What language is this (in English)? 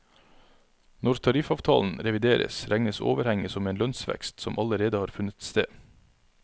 Norwegian